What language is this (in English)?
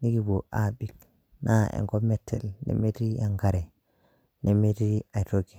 Masai